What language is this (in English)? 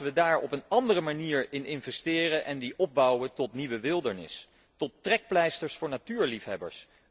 Dutch